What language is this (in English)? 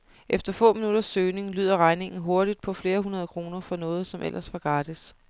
Danish